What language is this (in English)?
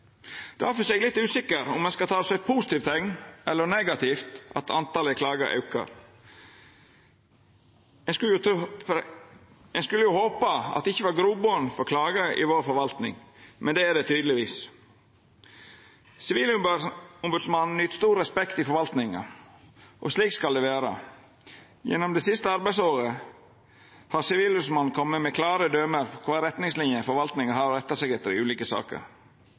Norwegian Nynorsk